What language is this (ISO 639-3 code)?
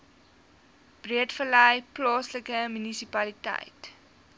afr